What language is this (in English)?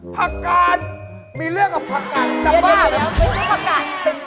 Thai